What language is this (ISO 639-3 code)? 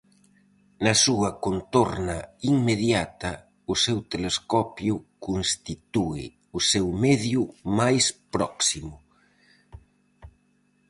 glg